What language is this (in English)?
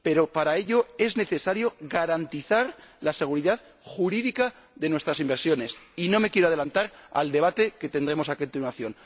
Spanish